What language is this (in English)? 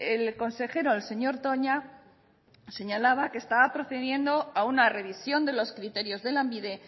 Spanish